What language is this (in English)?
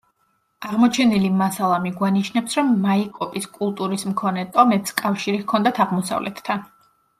Georgian